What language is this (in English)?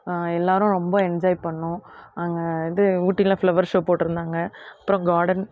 Tamil